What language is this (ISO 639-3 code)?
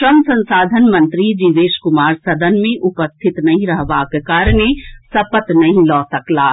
mai